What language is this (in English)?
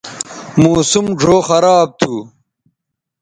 Bateri